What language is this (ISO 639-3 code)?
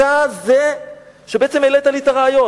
heb